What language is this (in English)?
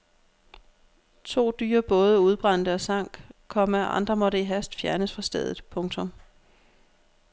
Danish